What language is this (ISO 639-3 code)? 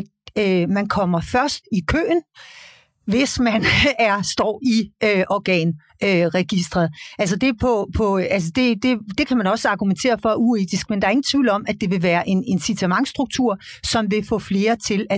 dan